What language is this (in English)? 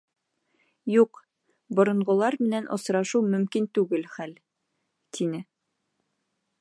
Bashkir